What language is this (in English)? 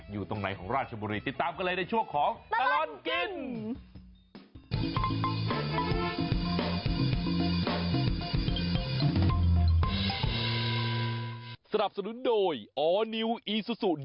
Thai